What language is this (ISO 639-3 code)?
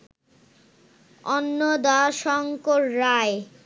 ben